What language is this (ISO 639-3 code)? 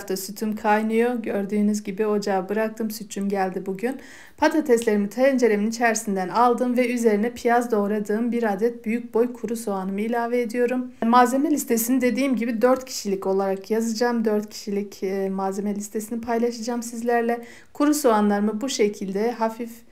tur